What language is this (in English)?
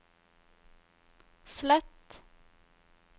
Norwegian